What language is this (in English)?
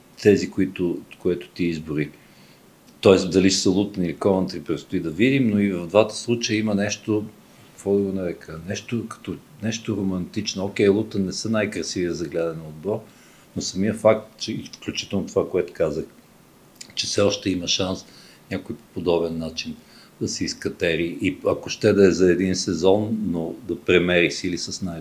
Bulgarian